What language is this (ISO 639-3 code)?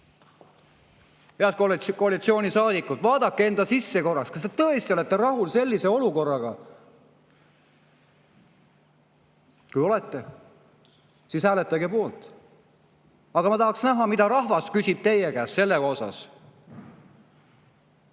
est